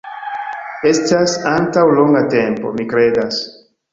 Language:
Esperanto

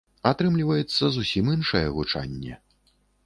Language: Belarusian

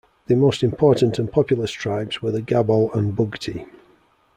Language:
English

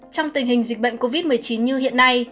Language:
Vietnamese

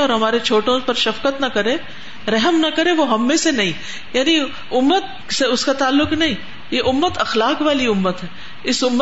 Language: Urdu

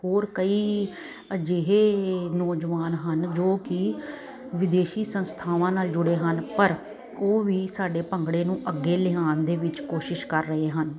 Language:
Punjabi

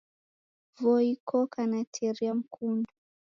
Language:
Taita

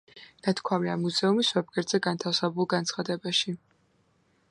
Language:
Georgian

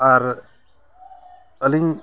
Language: Santali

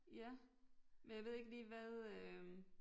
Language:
Danish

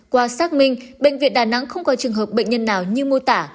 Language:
Vietnamese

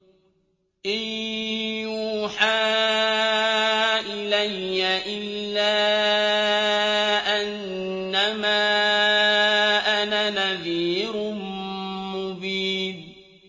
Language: Arabic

